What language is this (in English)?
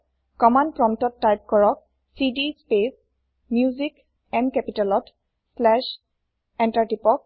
Assamese